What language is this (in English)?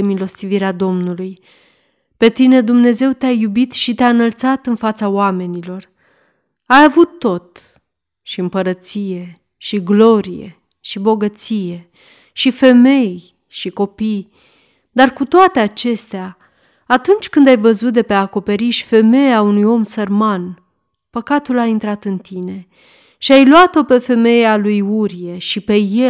Romanian